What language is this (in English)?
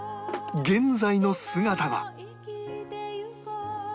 Japanese